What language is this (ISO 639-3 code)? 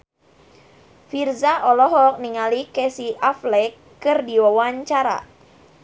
sun